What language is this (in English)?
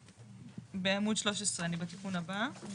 Hebrew